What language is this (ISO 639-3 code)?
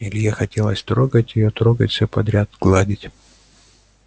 rus